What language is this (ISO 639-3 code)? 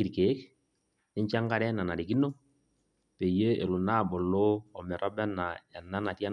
mas